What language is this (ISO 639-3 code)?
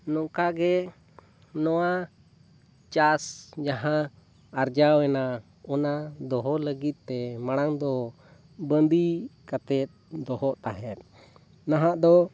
sat